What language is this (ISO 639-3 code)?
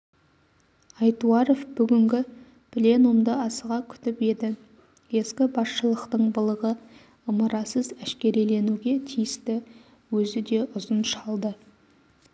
kaz